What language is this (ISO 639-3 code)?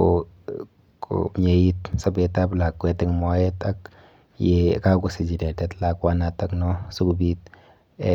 kln